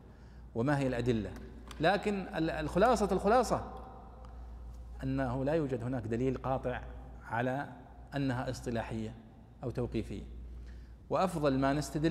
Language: Arabic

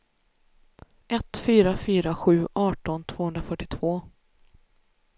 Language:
Swedish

